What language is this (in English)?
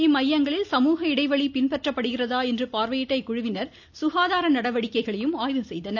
Tamil